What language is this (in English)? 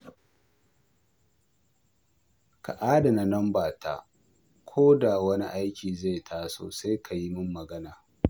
Hausa